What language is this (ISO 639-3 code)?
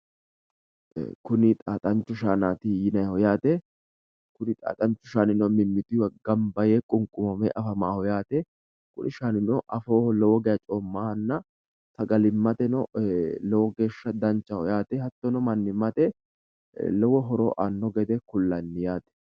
sid